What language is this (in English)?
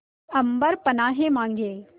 Hindi